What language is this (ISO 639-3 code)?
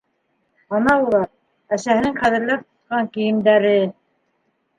bak